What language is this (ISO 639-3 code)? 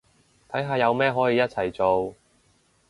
yue